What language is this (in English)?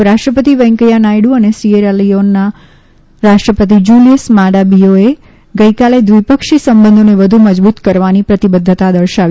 Gujarati